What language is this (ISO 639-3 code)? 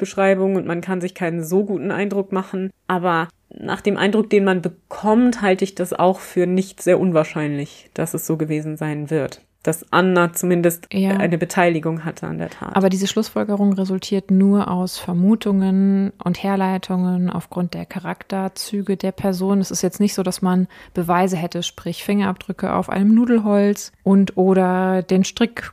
deu